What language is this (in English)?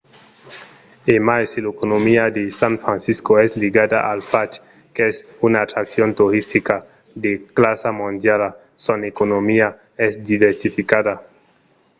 Occitan